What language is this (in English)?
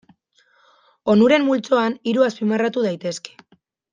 Basque